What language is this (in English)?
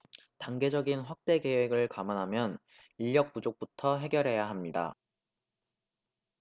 Korean